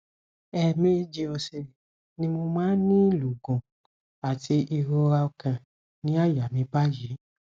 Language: Yoruba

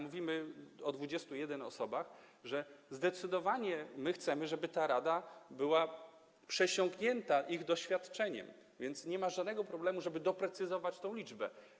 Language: Polish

